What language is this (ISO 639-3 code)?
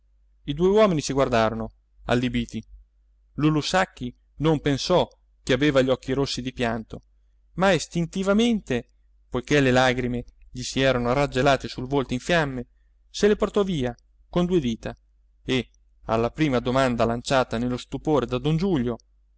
ita